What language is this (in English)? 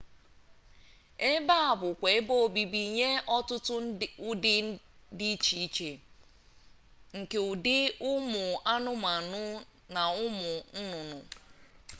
Igbo